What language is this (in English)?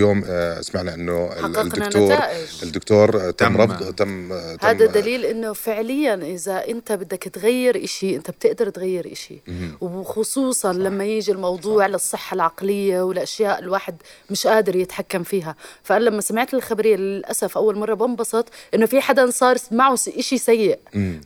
Arabic